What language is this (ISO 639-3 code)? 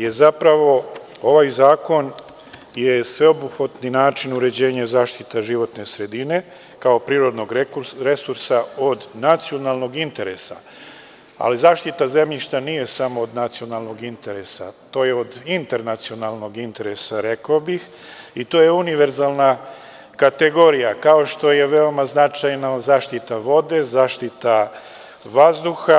srp